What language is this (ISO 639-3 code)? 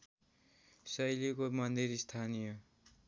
nep